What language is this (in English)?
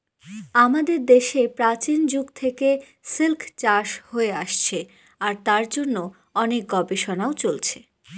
Bangla